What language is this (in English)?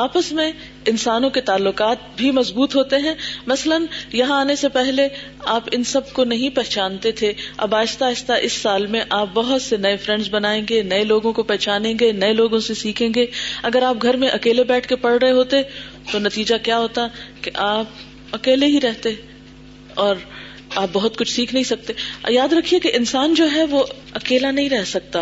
Urdu